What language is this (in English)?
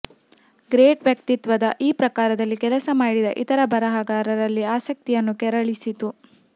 Kannada